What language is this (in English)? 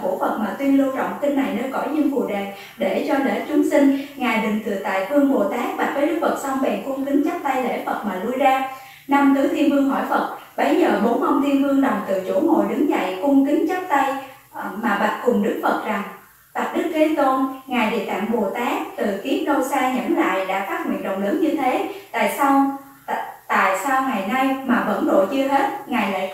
Vietnamese